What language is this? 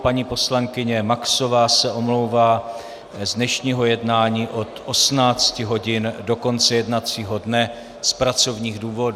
Czech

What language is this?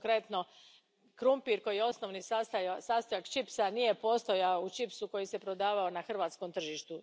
Croatian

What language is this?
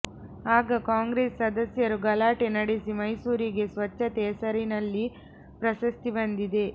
Kannada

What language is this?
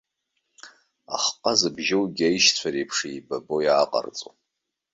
Abkhazian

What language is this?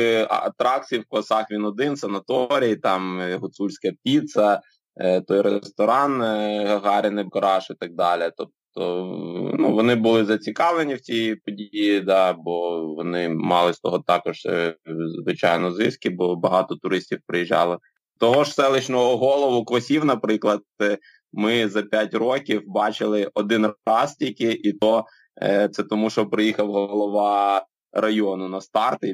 Ukrainian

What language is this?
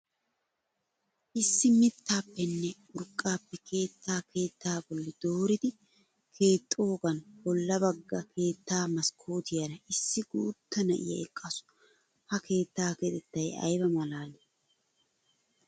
Wolaytta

